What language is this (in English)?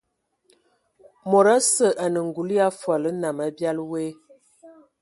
Ewondo